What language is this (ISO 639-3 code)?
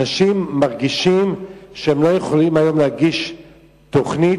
heb